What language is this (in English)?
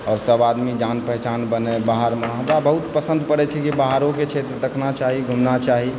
Maithili